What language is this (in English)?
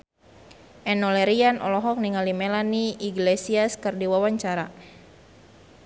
Sundanese